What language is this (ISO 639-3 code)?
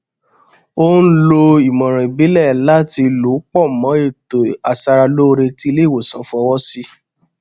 yor